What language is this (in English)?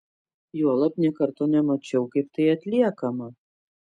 Lithuanian